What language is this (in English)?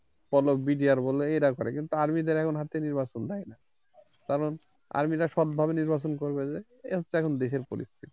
Bangla